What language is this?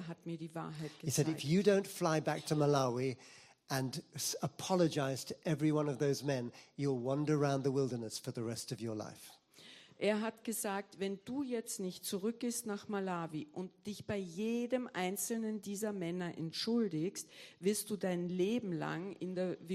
German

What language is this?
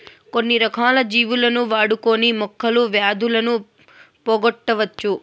Telugu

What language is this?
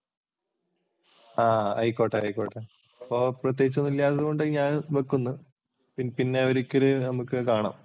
Malayalam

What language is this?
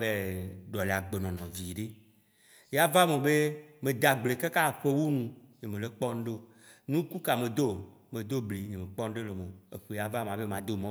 Waci Gbe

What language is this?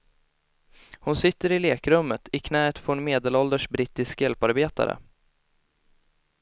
Swedish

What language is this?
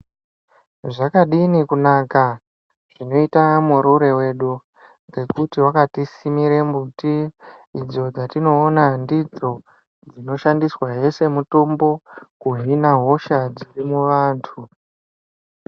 Ndau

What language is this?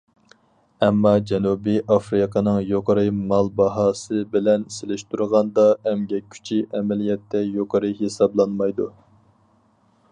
Uyghur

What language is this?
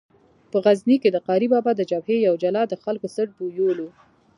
Pashto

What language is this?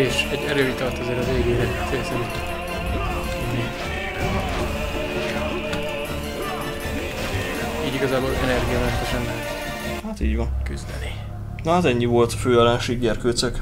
Hungarian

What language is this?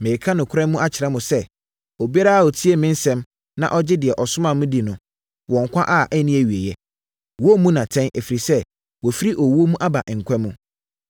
Akan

